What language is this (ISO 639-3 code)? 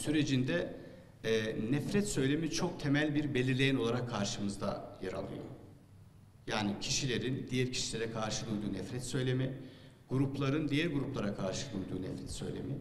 tur